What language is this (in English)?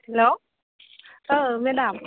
Bodo